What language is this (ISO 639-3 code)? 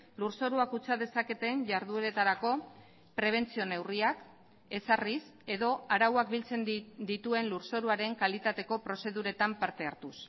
eus